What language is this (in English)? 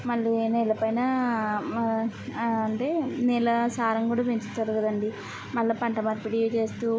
Telugu